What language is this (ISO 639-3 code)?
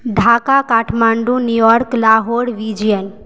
mai